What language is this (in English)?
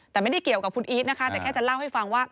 Thai